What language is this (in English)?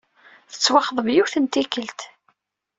Kabyle